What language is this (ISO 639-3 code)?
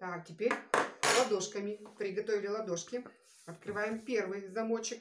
rus